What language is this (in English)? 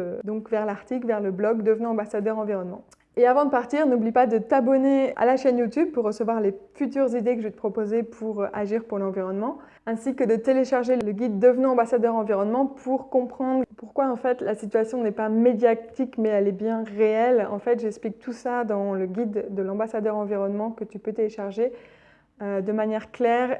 French